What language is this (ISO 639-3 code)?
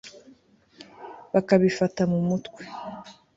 kin